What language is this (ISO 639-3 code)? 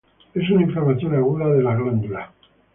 spa